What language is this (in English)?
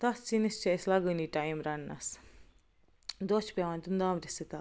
Kashmiri